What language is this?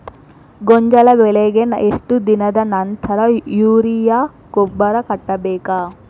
Kannada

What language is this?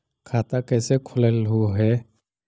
Magahi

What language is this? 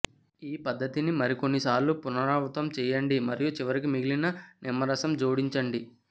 Telugu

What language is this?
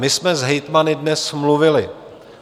Czech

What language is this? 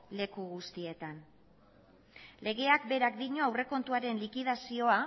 Basque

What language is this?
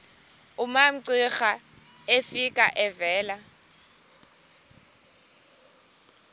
Xhosa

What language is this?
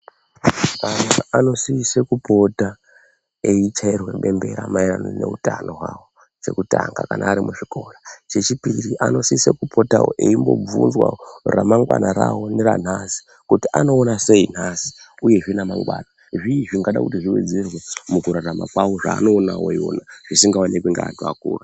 Ndau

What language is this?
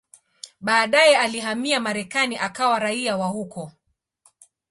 Swahili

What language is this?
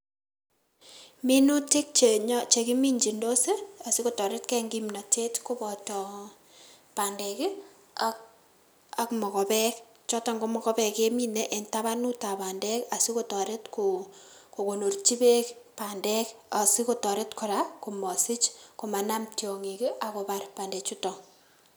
Kalenjin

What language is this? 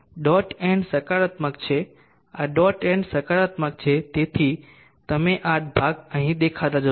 Gujarati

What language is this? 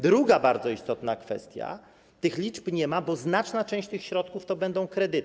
Polish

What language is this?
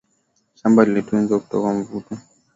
Swahili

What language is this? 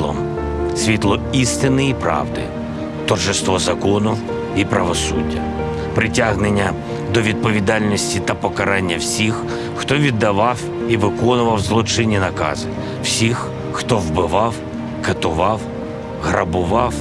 Latvian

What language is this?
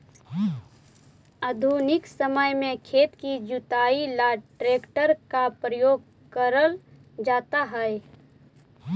Magahi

